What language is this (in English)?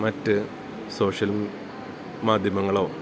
Malayalam